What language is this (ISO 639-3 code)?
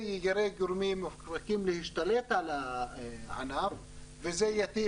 heb